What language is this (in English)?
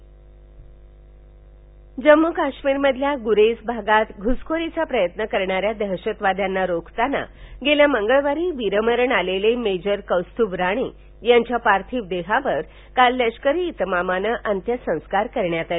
Marathi